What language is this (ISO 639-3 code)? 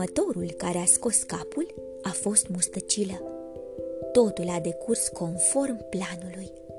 ron